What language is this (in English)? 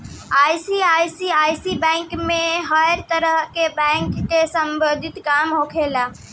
Bhojpuri